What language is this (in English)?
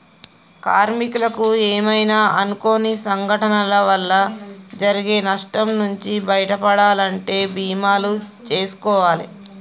Telugu